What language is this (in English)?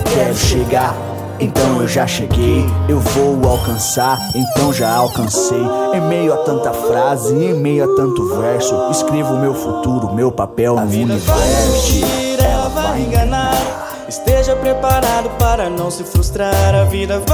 Portuguese